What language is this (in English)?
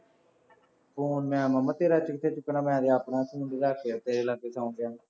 Punjabi